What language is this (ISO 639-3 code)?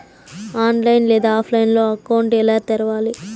tel